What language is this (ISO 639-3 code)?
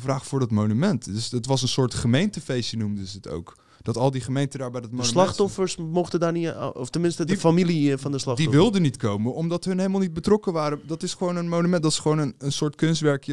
nld